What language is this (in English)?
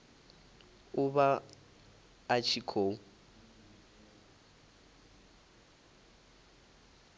Venda